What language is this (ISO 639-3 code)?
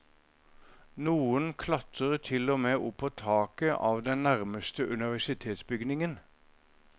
nor